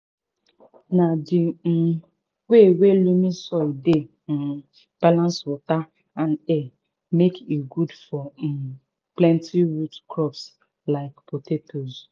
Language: Nigerian Pidgin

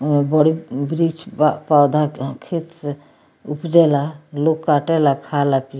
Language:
Bhojpuri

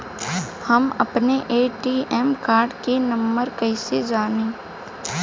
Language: Bhojpuri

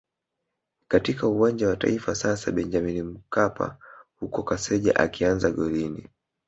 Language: Swahili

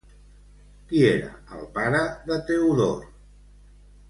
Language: Catalan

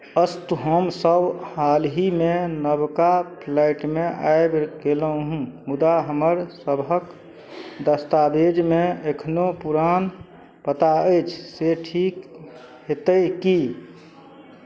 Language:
Maithili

